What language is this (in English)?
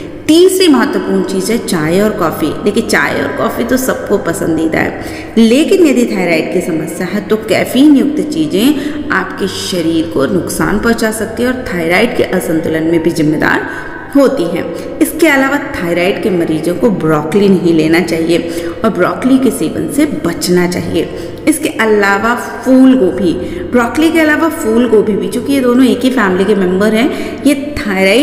Hindi